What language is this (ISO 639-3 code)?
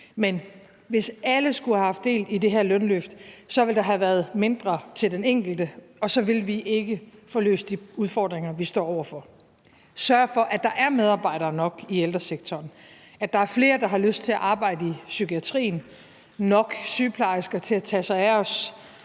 dan